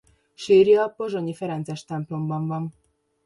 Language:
Hungarian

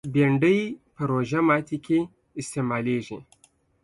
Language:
Pashto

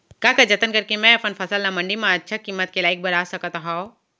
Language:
Chhattisgarhi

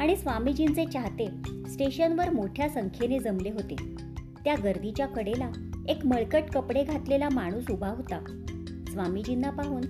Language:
Marathi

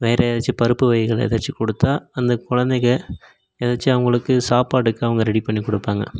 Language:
Tamil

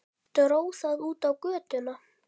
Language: Icelandic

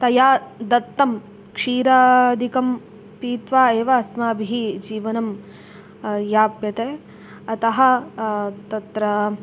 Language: Sanskrit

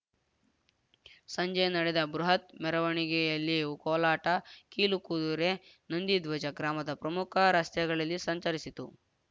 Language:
Kannada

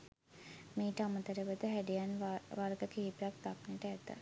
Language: Sinhala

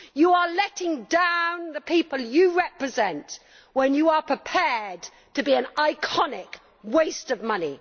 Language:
English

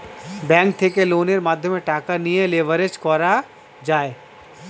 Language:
Bangla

